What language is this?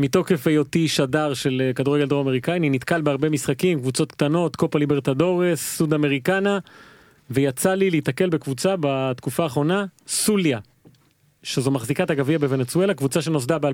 Hebrew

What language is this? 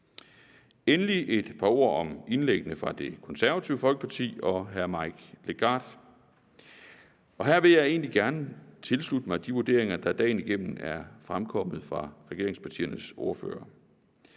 Danish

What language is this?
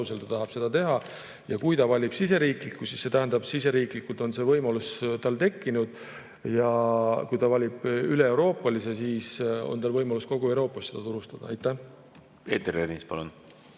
Estonian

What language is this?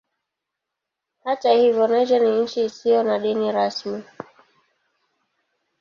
Swahili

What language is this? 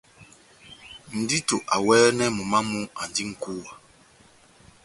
Batanga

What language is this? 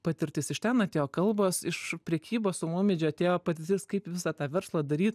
Lithuanian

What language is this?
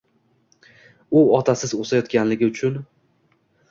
Uzbek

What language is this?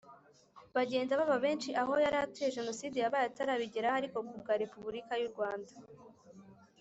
Kinyarwanda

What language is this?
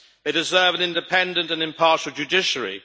English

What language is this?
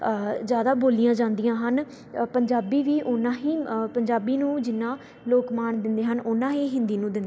Punjabi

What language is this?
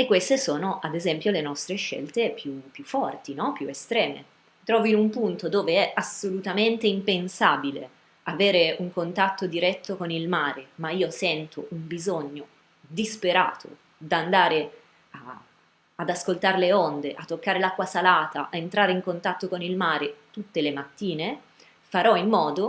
Italian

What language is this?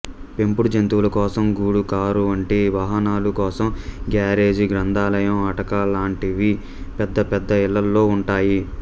Telugu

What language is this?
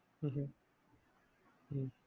Malayalam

